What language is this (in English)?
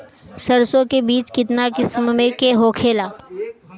Bhojpuri